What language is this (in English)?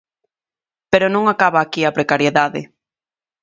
Galician